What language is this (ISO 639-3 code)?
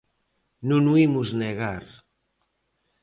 glg